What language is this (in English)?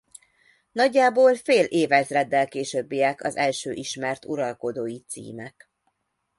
Hungarian